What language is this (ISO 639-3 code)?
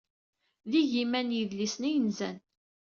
kab